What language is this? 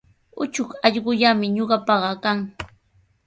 Sihuas Ancash Quechua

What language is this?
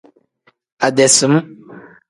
Tem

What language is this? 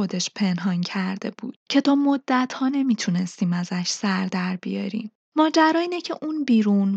Persian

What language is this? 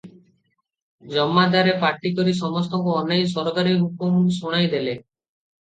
Odia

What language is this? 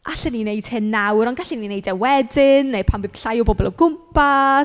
Welsh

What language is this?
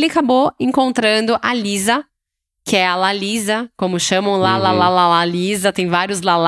Portuguese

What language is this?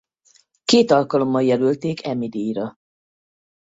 Hungarian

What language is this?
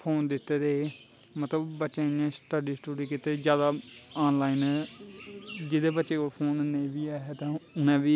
Dogri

